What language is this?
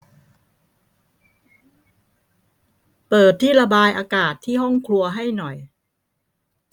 Thai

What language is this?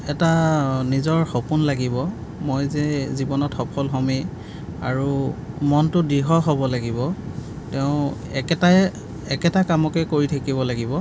Assamese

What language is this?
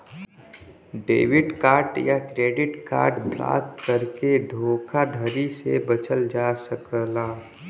Bhojpuri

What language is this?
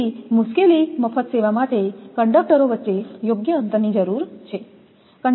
Gujarati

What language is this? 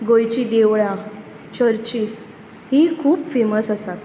Konkani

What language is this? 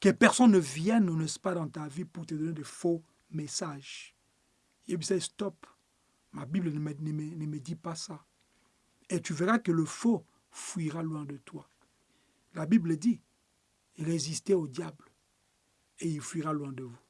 French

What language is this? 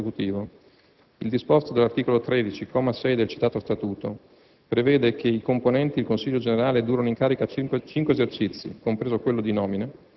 Italian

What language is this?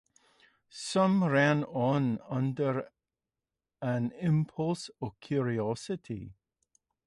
English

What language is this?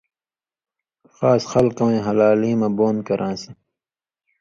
Indus Kohistani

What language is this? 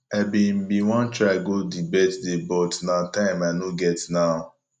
Nigerian Pidgin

